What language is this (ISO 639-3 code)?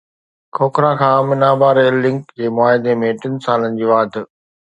snd